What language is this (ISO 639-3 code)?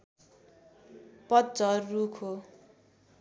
nep